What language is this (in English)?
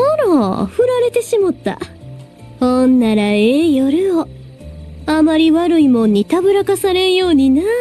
Japanese